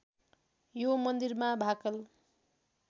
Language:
Nepali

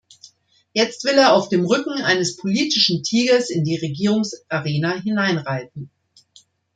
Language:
German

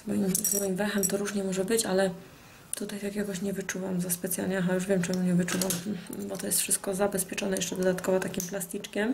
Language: Polish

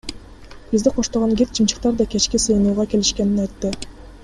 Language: Kyrgyz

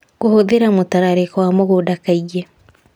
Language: Kikuyu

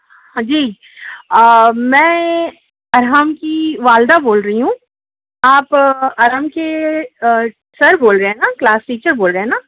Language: Urdu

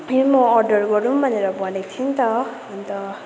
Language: Nepali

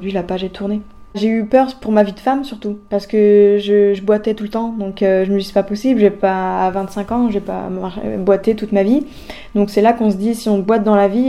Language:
French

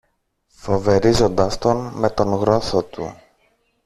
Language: Greek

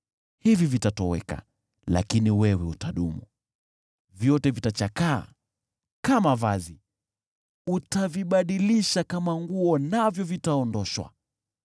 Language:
Swahili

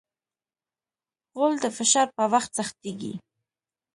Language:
Pashto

